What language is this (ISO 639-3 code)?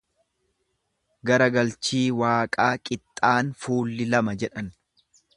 orm